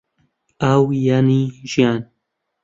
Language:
Central Kurdish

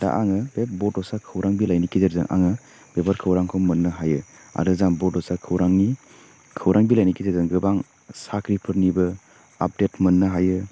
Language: Bodo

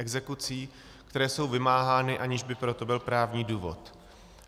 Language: Czech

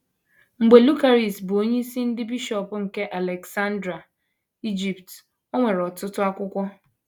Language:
Igbo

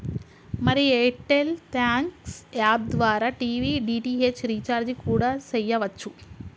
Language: Telugu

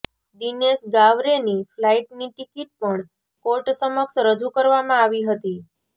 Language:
Gujarati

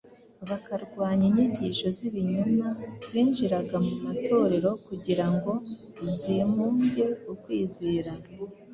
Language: Kinyarwanda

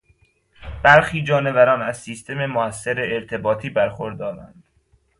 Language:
Persian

